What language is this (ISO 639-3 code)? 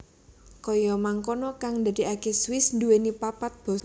jav